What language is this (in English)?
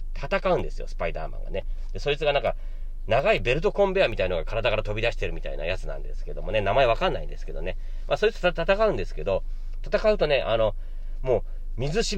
Japanese